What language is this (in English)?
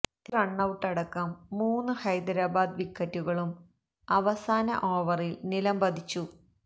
Malayalam